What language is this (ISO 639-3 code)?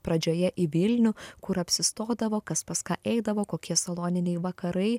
lit